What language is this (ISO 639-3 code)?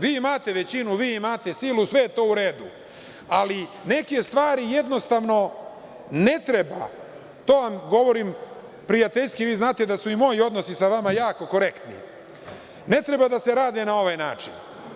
srp